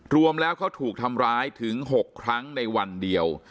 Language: Thai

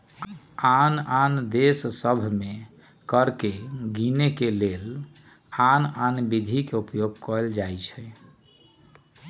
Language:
Magahi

